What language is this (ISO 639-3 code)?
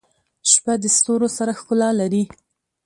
pus